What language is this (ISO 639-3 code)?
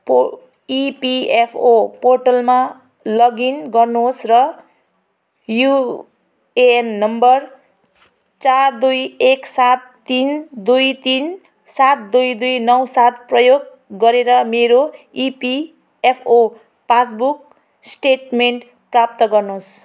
nep